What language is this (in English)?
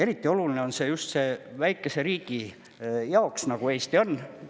Estonian